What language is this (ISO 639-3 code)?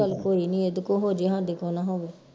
pan